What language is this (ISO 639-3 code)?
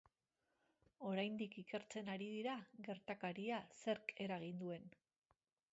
eus